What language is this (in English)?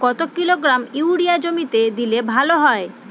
Bangla